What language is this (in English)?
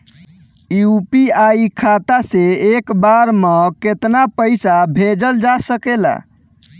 Bhojpuri